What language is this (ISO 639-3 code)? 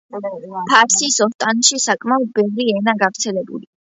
kat